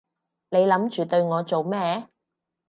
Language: Cantonese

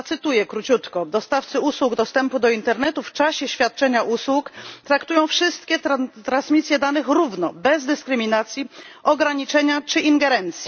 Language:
Polish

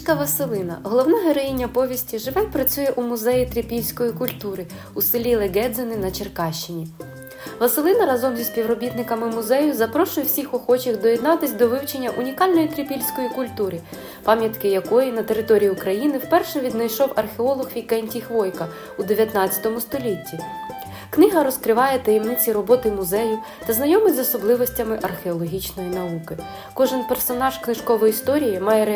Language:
Ukrainian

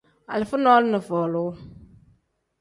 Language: Tem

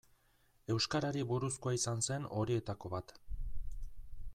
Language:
Basque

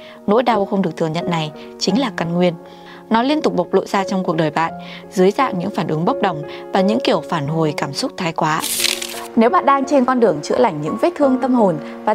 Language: Vietnamese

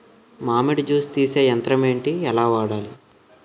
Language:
Telugu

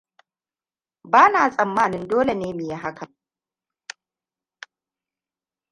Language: Hausa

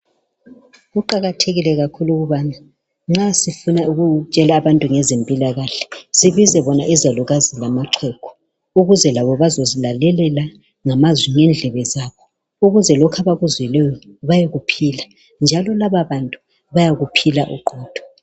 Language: North Ndebele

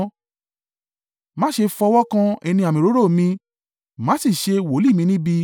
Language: Yoruba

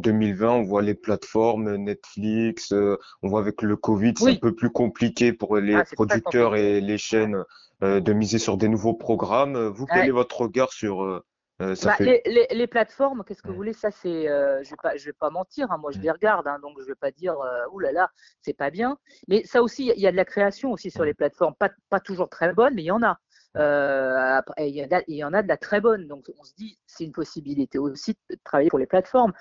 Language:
French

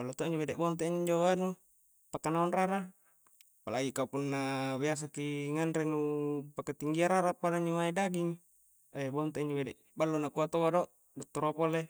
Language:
Coastal Konjo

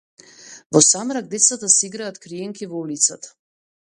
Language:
Macedonian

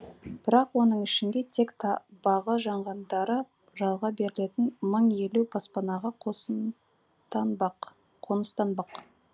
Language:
Kazakh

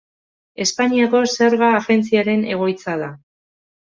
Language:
Basque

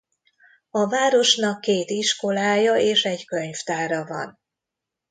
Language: Hungarian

